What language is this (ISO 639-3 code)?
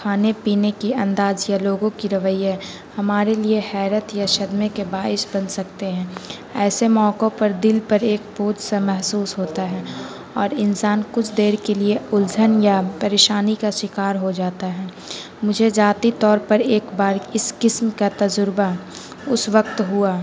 urd